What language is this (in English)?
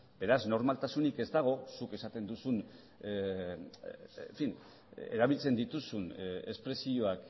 Basque